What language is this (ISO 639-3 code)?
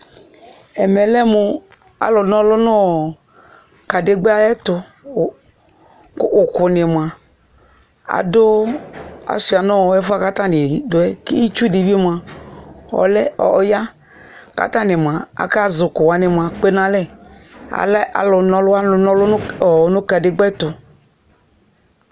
kpo